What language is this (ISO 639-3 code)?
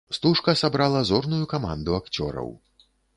bel